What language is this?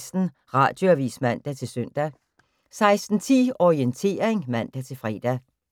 Danish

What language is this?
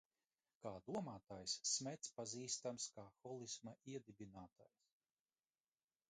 Latvian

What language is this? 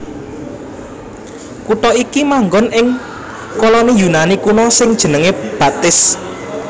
Javanese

